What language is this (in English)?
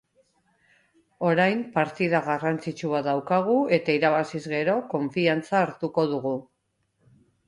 Basque